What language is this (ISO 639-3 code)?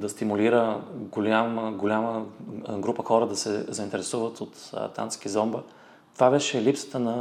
bul